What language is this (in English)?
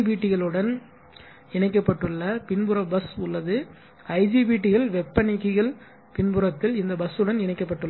Tamil